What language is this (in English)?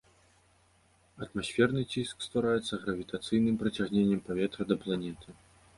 Belarusian